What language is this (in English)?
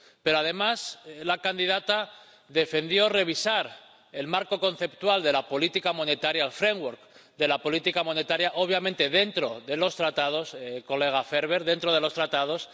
Spanish